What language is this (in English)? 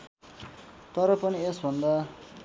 Nepali